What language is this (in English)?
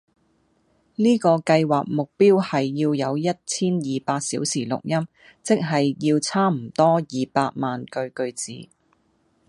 Cantonese